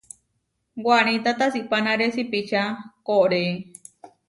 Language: Huarijio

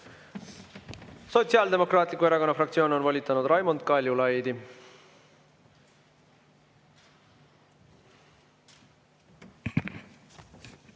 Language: Estonian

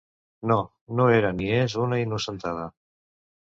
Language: Catalan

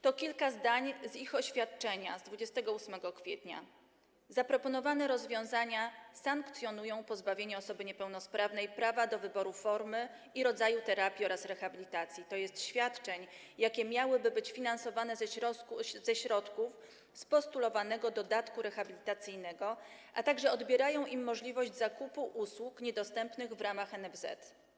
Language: Polish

